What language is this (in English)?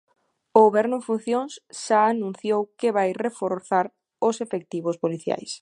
Galician